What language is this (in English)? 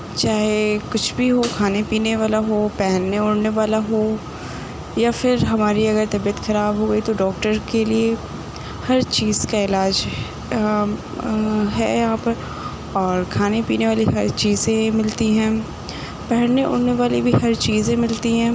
Urdu